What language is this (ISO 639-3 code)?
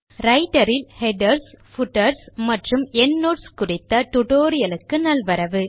tam